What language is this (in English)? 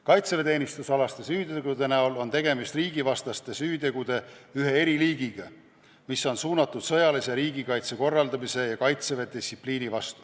Estonian